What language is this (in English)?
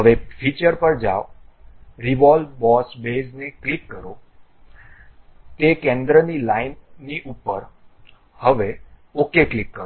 Gujarati